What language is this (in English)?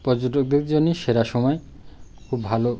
Bangla